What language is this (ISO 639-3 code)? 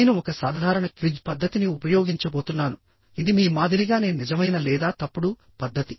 tel